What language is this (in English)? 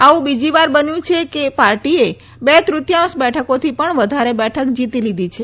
Gujarati